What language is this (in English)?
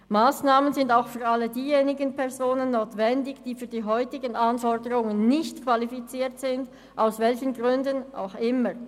Swiss German